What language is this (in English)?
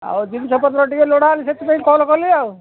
Odia